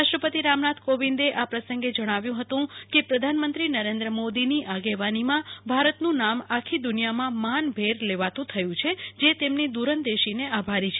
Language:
Gujarati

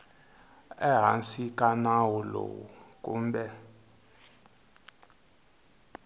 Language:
Tsonga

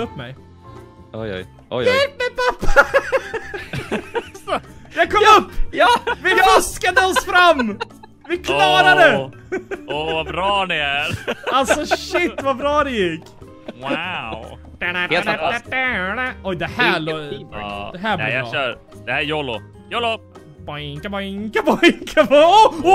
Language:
Swedish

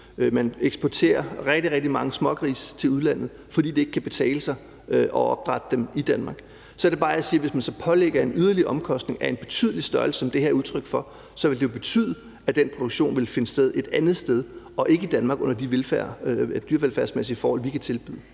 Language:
Danish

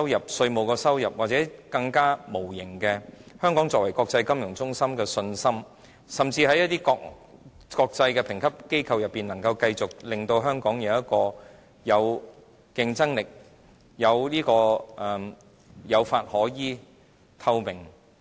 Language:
Cantonese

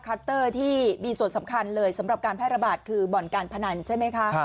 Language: Thai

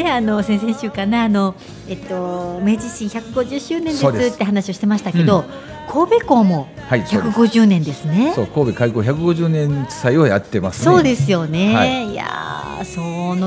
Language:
Japanese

